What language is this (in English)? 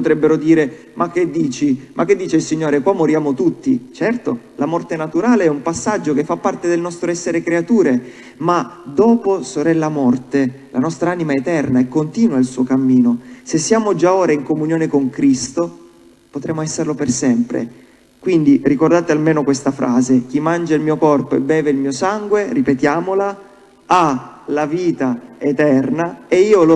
Italian